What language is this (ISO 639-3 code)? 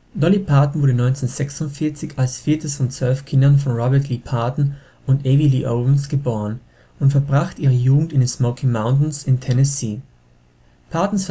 deu